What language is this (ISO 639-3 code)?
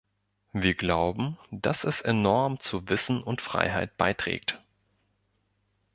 deu